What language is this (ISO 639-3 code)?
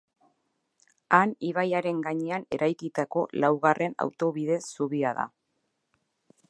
eus